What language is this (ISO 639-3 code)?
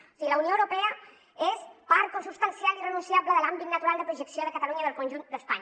cat